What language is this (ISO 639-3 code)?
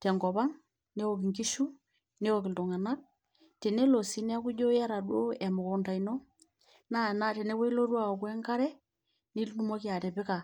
mas